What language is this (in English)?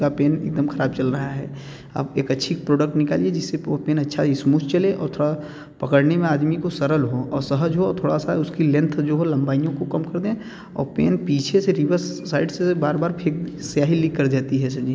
Hindi